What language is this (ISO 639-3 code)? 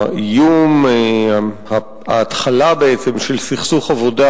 heb